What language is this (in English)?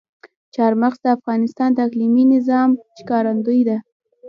Pashto